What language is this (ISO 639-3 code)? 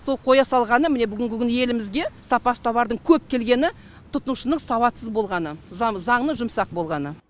kaz